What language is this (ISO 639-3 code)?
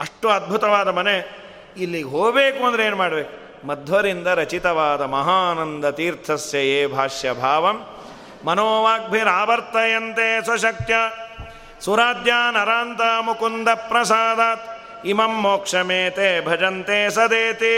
kan